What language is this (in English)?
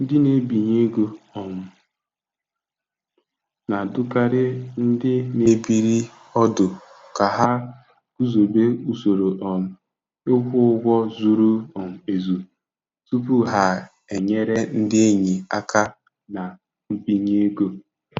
Igbo